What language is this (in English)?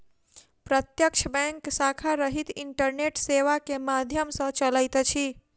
Maithili